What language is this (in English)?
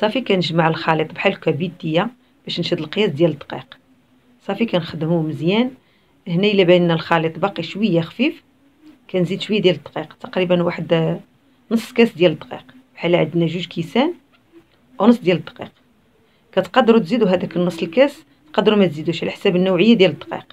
Arabic